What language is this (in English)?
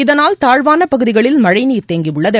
Tamil